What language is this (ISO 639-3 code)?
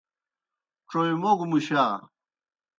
plk